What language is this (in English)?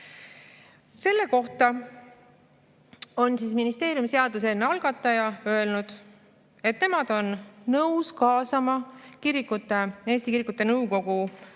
Estonian